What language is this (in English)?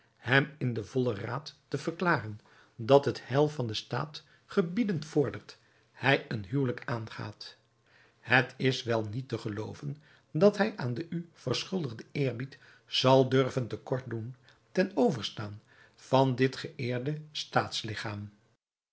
Dutch